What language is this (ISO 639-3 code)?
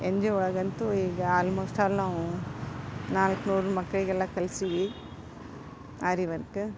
kan